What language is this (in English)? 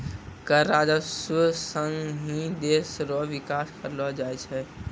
Maithili